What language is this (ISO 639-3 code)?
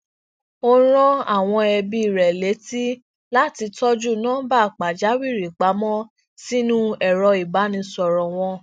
yor